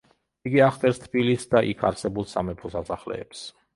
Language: Georgian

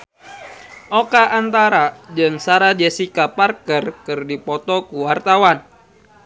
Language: Sundanese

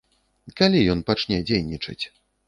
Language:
Belarusian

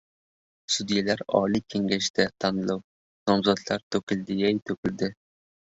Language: Uzbek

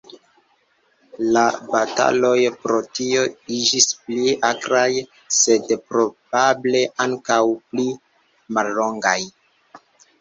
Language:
Esperanto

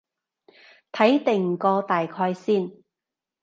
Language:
Cantonese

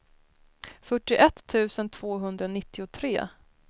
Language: Swedish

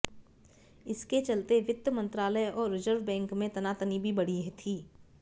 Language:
Hindi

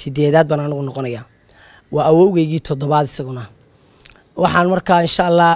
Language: Arabic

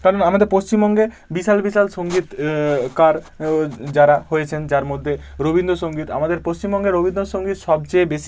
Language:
Bangla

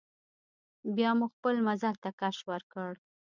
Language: Pashto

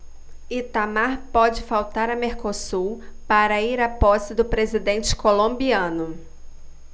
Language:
Portuguese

